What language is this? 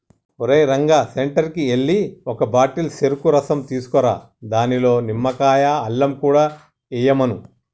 Telugu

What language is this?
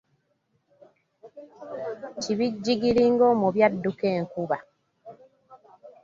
Ganda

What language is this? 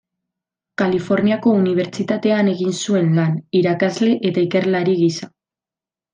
Basque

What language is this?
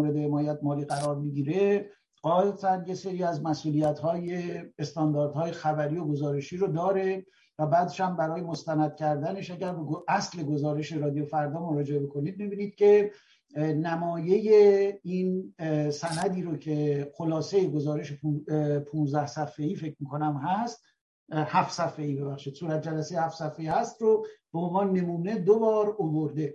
Persian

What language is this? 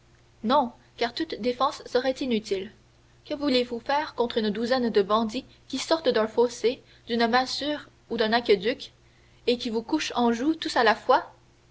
French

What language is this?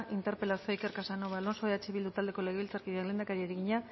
Basque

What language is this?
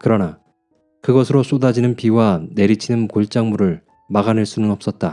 Korean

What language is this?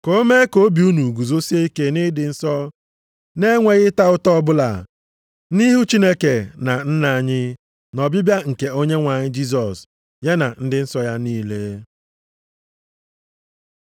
Igbo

